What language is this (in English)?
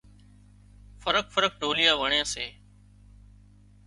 Wadiyara Koli